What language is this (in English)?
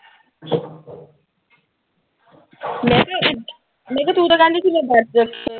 Punjabi